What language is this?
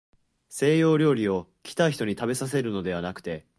Japanese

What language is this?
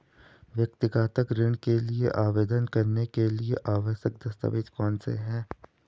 Hindi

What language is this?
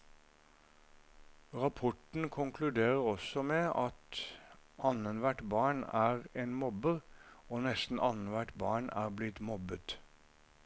Norwegian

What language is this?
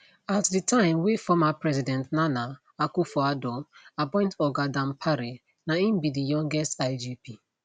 Nigerian Pidgin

